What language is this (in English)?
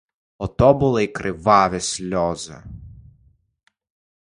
Ukrainian